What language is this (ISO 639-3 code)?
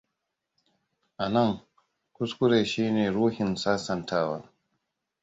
hau